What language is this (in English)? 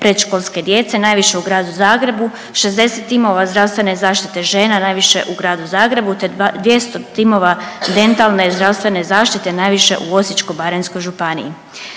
Croatian